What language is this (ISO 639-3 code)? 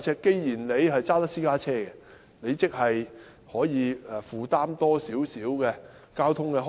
yue